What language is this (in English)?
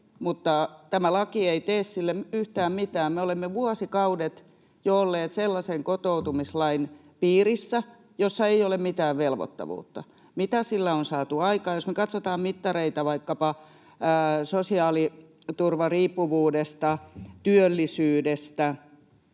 Finnish